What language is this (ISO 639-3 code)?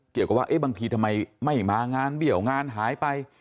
tha